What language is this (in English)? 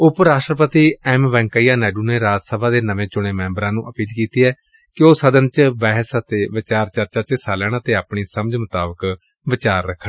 Punjabi